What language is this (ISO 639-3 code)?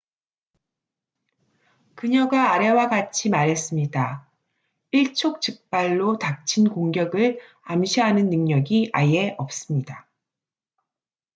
kor